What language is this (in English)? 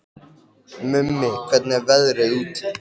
Icelandic